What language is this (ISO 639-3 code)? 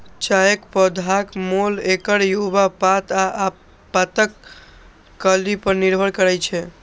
mai